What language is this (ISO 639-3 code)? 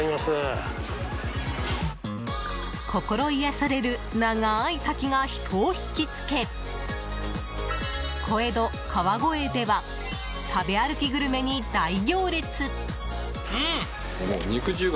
jpn